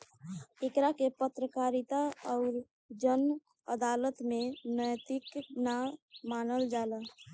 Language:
Bhojpuri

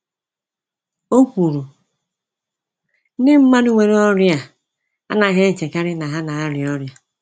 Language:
Igbo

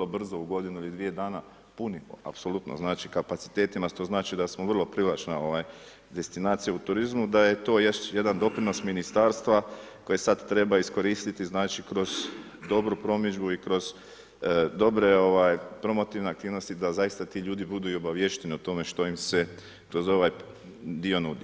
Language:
Croatian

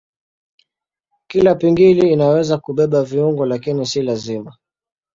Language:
Swahili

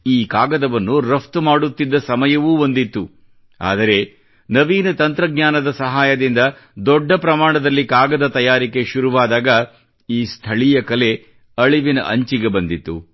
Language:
Kannada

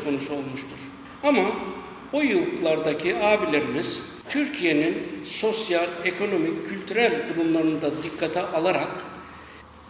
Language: Turkish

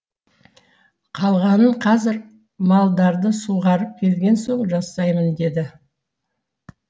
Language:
Kazakh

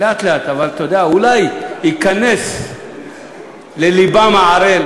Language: Hebrew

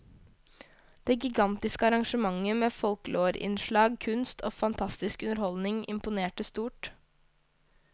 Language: Norwegian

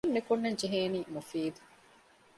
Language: Divehi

